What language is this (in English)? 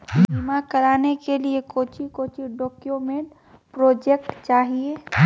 Magahi